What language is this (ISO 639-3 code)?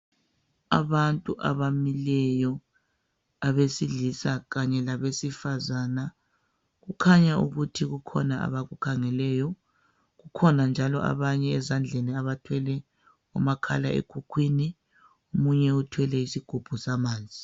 nde